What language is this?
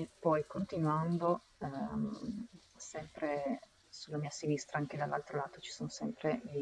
Italian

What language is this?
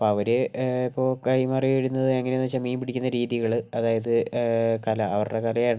Malayalam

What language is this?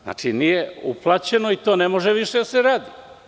Serbian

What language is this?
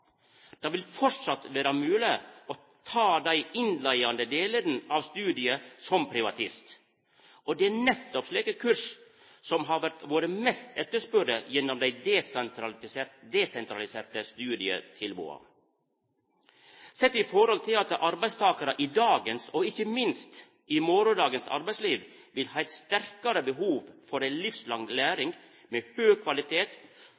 Norwegian Nynorsk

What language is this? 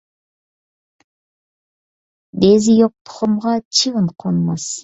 Uyghur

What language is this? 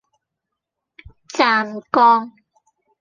Cantonese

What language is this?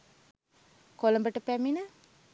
Sinhala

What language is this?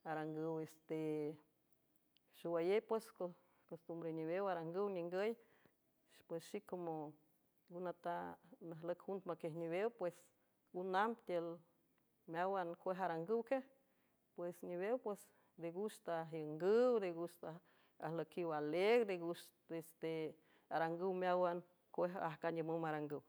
San Francisco Del Mar Huave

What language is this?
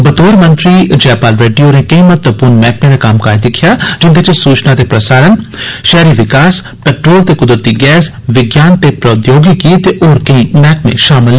Dogri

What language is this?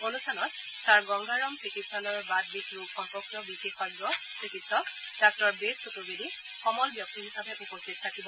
Assamese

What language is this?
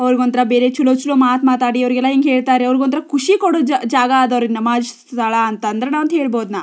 Kannada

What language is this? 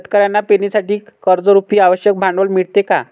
Marathi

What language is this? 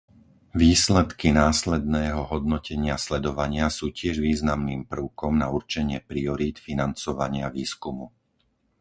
Slovak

